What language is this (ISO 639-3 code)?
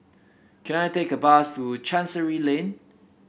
eng